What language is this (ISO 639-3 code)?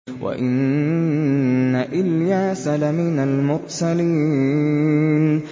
ara